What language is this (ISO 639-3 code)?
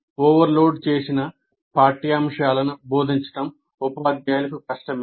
tel